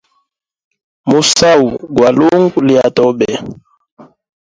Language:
Hemba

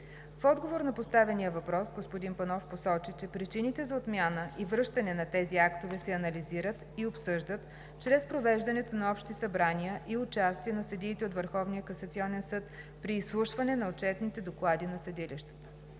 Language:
Bulgarian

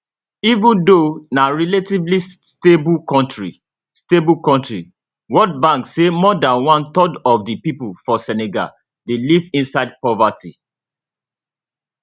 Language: Nigerian Pidgin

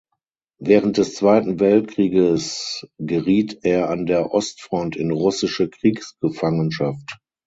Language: German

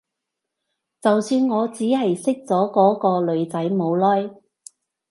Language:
Cantonese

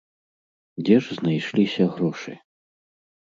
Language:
Belarusian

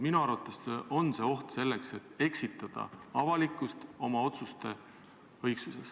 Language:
Estonian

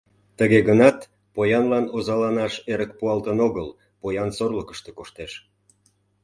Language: Mari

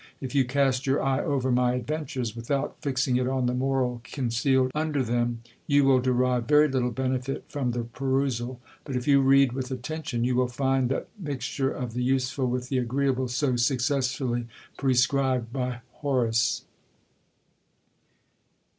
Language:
English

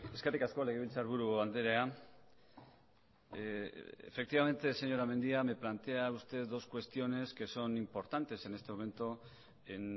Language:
Spanish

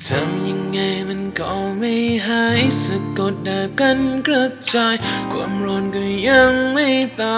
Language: Vietnamese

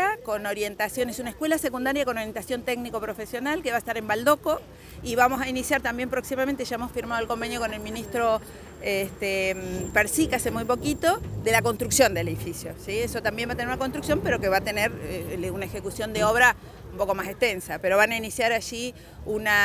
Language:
Spanish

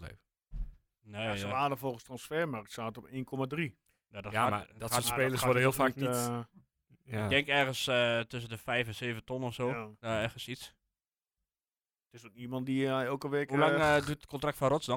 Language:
Dutch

